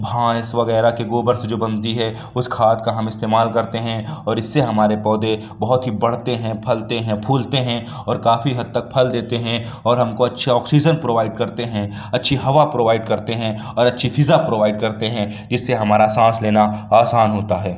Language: Urdu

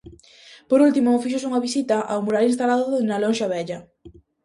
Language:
Galician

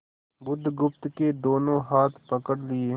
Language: Hindi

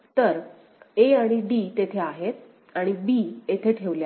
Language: Marathi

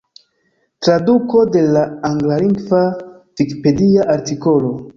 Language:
Esperanto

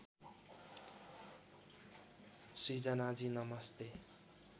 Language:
Nepali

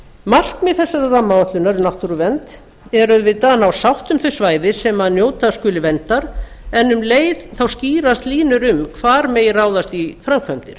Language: Icelandic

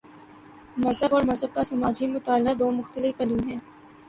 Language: Urdu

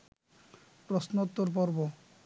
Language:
Bangla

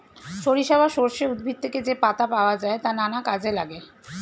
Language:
Bangla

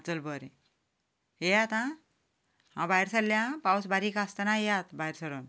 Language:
Konkani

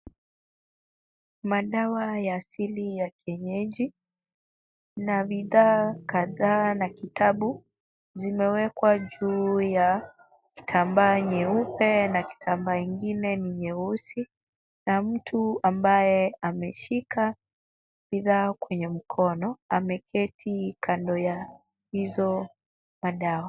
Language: Swahili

